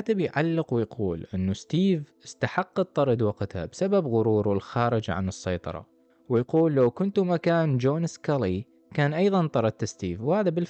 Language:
Arabic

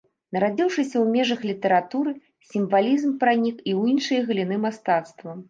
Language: Belarusian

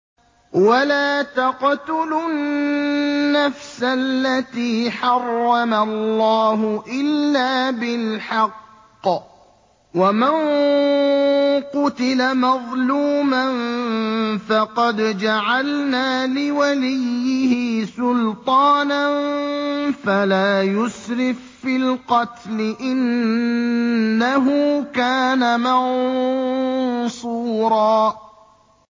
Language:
Arabic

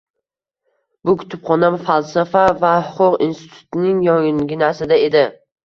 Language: Uzbek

